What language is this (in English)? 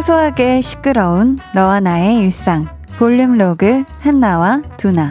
Korean